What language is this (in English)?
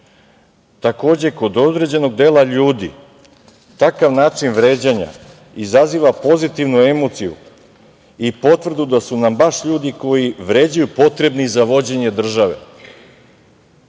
Serbian